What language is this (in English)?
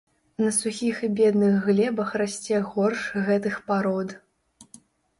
Belarusian